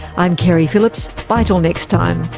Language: English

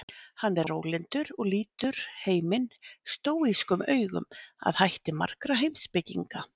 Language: Icelandic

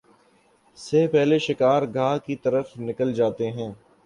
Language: Urdu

